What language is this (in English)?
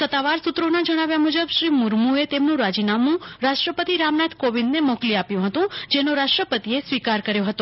Gujarati